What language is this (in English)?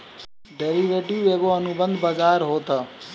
Bhojpuri